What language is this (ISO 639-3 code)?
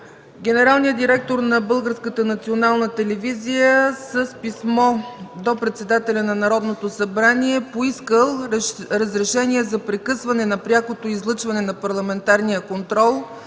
bul